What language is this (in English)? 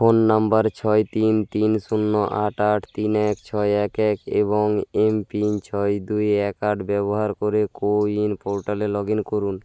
Bangla